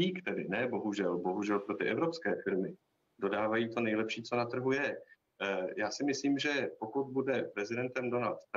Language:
Czech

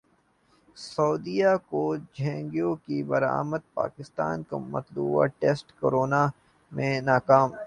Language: Urdu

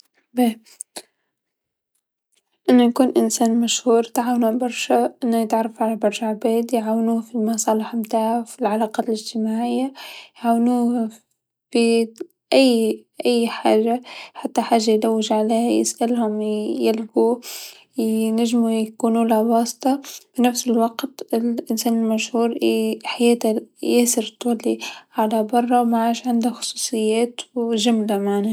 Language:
Tunisian Arabic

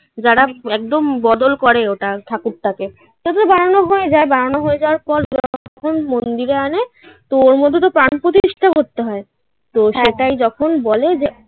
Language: Bangla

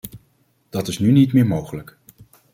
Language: Dutch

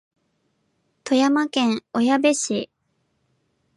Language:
Japanese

